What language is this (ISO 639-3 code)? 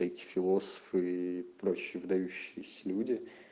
rus